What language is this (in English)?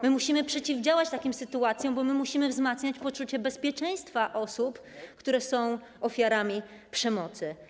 Polish